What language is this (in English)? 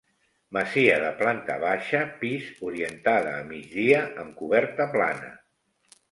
Catalan